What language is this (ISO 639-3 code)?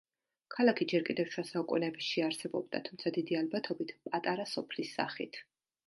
kat